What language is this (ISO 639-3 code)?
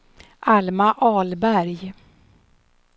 swe